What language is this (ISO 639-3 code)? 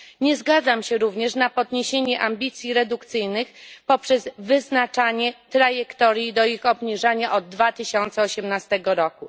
pol